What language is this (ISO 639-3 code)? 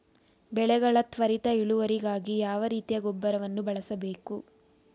kan